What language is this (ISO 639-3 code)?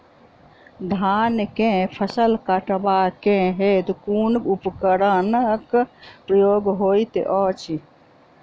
mai